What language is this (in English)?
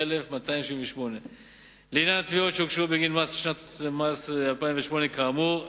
Hebrew